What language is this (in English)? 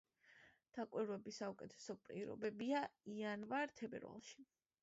Georgian